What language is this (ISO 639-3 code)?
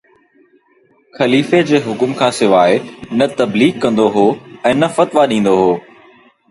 snd